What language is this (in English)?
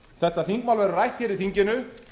Icelandic